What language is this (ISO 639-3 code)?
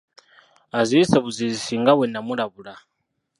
lug